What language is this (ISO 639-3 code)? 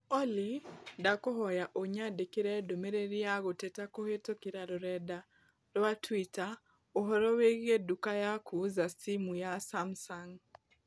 kik